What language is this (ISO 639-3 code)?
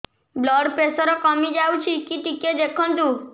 ori